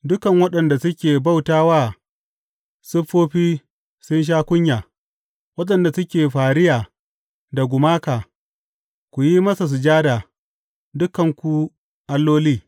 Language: Hausa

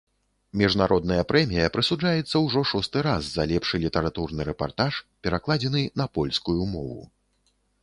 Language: Belarusian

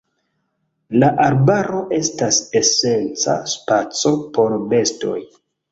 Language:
Esperanto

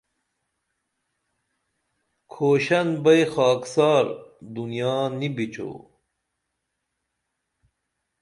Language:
Dameli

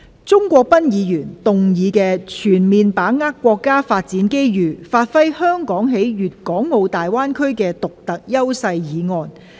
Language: Cantonese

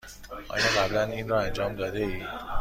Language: Persian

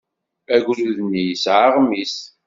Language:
Kabyle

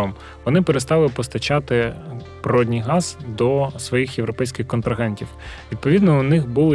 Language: Ukrainian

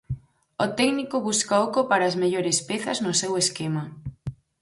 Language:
Galician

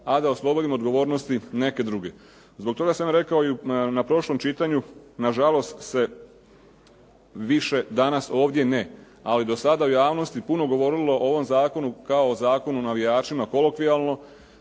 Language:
Croatian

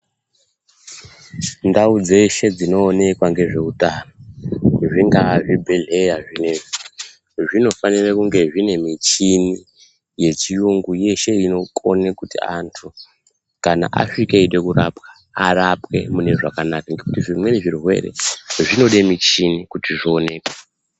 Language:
Ndau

